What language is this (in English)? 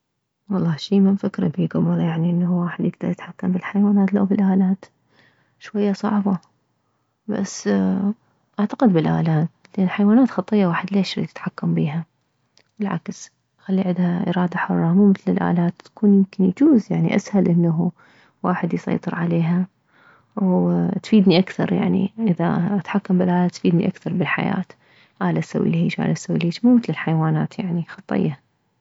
Mesopotamian Arabic